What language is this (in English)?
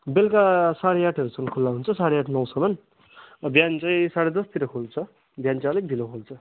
Nepali